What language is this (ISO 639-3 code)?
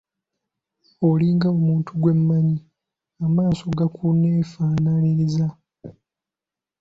lug